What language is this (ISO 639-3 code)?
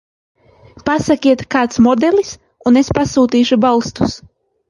lav